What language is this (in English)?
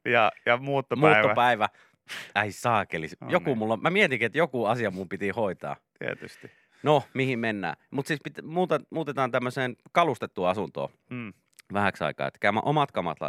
Finnish